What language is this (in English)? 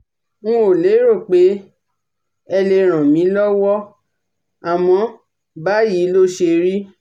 Yoruba